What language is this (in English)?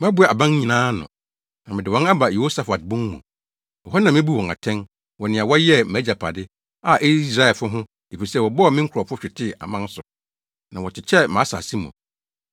Akan